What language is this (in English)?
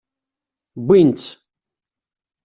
Kabyle